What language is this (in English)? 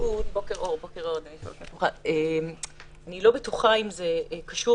Hebrew